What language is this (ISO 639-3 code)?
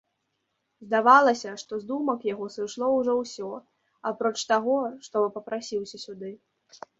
bel